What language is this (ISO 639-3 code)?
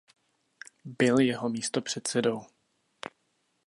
ces